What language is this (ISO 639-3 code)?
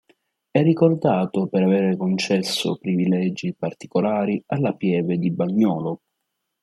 ita